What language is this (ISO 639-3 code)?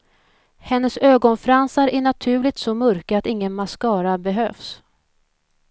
swe